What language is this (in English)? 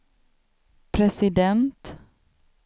Swedish